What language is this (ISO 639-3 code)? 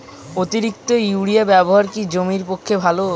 ben